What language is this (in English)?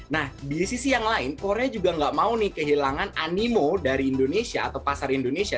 Indonesian